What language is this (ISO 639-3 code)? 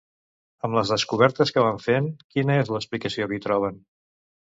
cat